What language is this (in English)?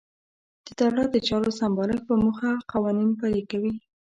Pashto